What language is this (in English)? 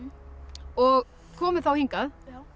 Icelandic